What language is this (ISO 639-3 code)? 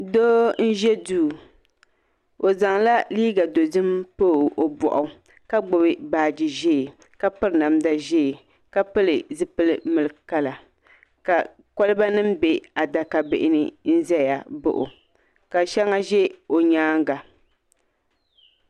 dag